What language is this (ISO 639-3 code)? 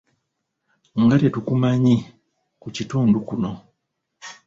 lug